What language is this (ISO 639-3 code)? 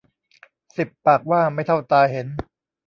tha